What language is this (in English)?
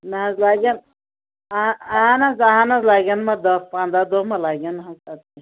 Kashmiri